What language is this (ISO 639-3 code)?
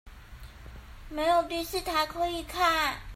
zho